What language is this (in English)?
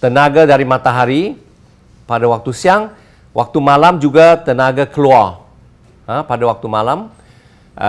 Malay